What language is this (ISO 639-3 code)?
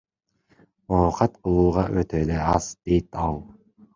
kir